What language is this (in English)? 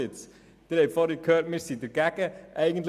Swiss German